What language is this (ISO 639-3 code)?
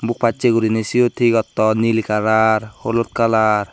ccp